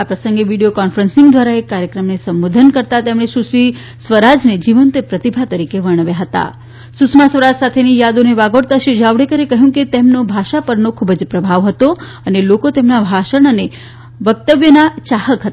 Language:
Gujarati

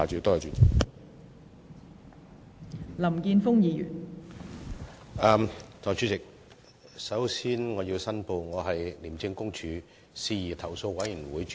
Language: Cantonese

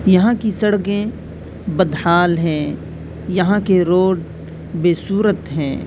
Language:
Urdu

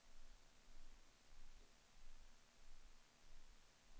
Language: Swedish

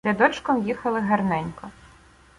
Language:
Ukrainian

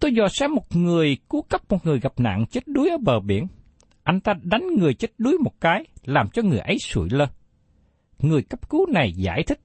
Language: Vietnamese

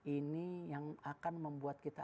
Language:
Indonesian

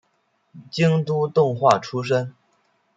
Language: Chinese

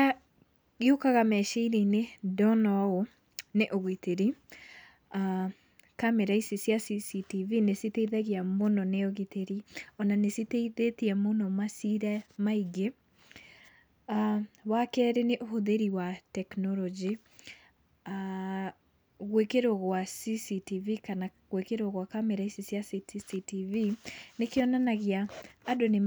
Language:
Kikuyu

